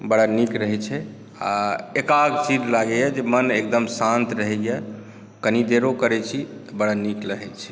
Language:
Maithili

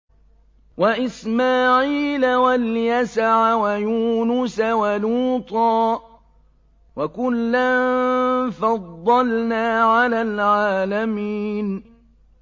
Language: Arabic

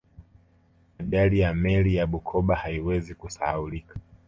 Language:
Swahili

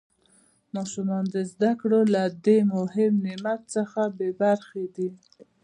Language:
Pashto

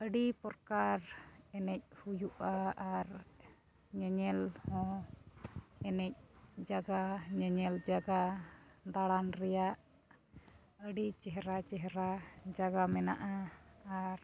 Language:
Santali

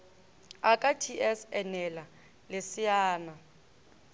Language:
Northern Sotho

